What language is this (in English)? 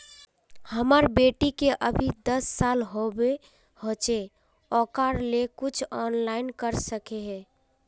Magahi